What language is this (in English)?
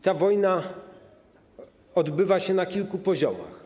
Polish